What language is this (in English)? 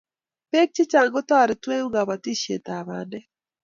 Kalenjin